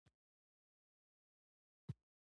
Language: Pashto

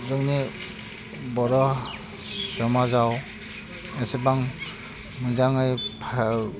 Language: Bodo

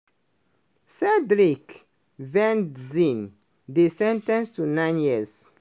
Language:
Nigerian Pidgin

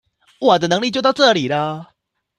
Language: Chinese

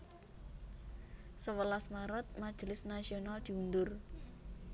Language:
Javanese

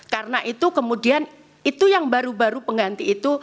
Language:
Indonesian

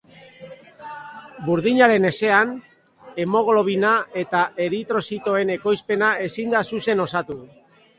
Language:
Basque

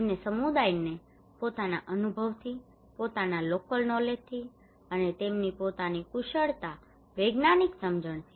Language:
Gujarati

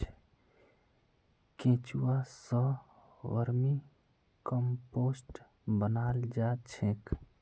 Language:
Magahi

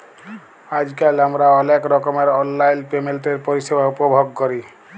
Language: Bangla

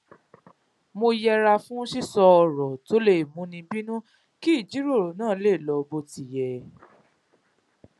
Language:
Yoruba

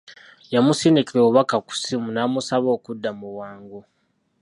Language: Ganda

